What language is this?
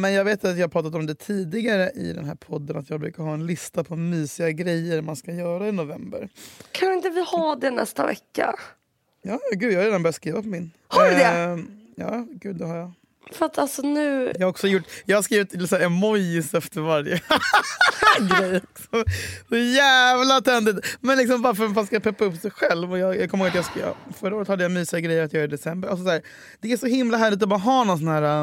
Swedish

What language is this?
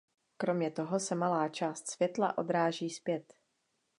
Czech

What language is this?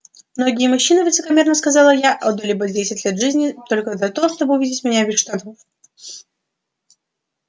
Russian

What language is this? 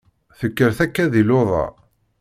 Kabyle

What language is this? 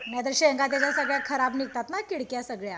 Marathi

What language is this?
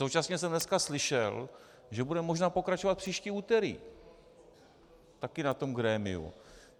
Czech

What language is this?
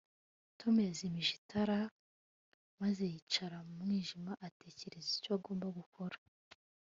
Kinyarwanda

